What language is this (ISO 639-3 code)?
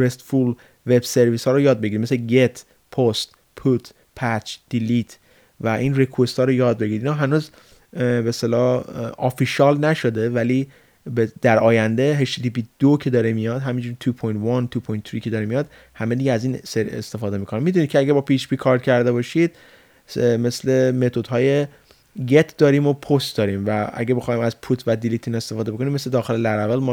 fas